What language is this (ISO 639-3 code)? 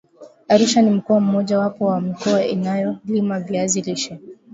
swa